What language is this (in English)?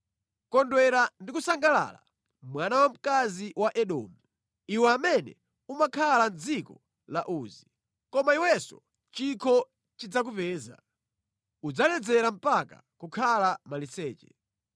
Nyanja